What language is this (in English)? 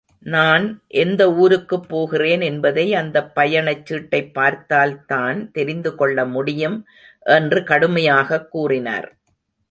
Tamil